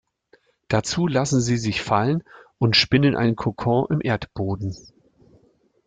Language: German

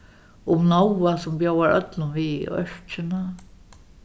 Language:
Faroese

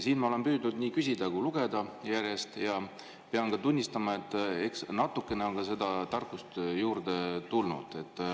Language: Estonian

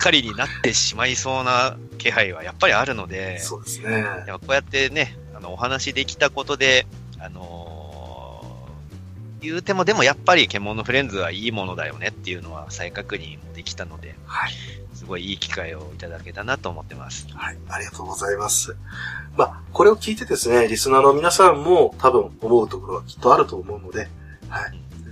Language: Japanese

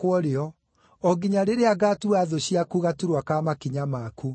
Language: Kikuyu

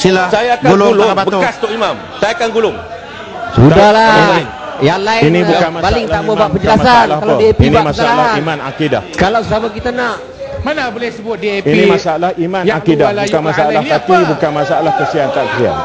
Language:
Malay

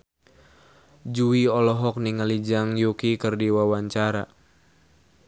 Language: Sundanese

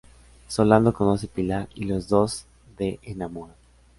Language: Spanish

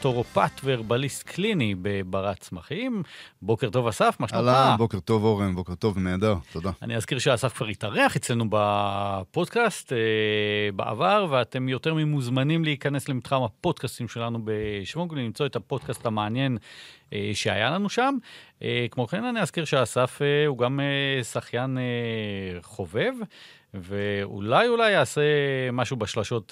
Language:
Hebrew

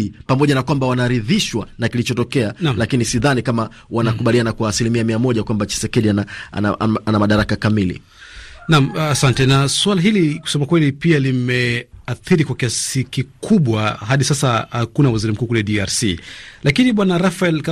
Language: Swahili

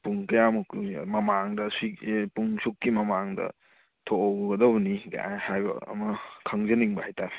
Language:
Manipuri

